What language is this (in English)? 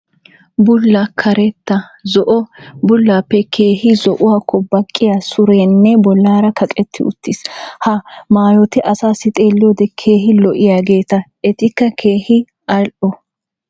Wolaytta